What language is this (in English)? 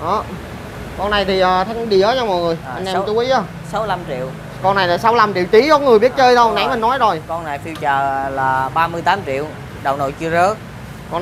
Vietnamese